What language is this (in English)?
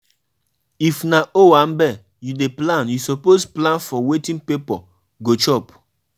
Nigerian Pidgin